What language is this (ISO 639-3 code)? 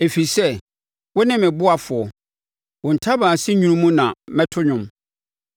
aka